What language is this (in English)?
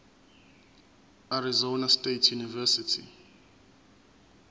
Zulu